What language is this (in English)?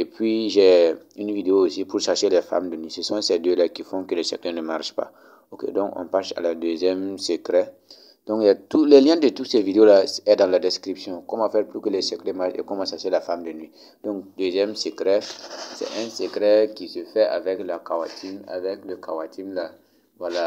French